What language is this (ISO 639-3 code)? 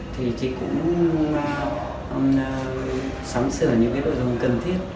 vie